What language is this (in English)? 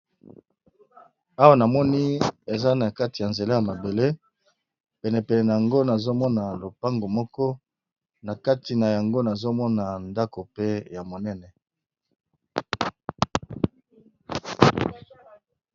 Lingala